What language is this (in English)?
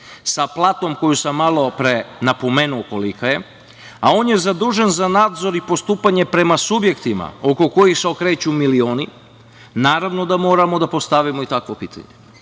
Serbian